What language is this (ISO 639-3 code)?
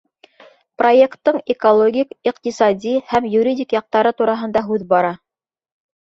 bak